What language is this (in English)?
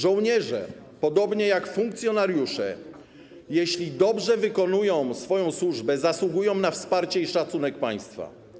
Polish